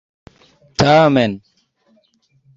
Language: Esperanto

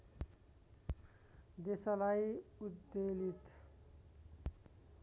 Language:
Nepali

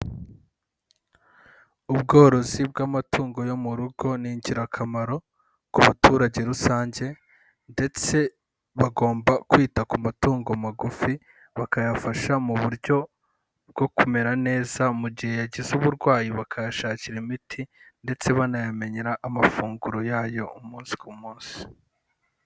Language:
Kinyarwanda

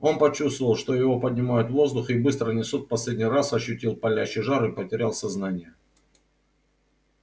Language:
Russian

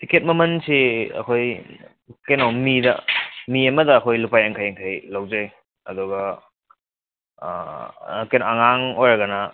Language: Manipuri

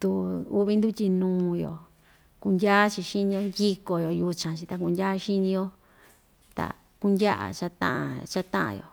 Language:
Ixtayutla Mixtec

